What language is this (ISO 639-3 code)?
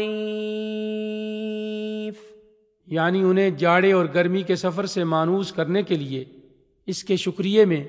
urd